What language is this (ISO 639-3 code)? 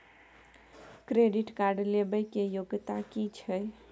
mai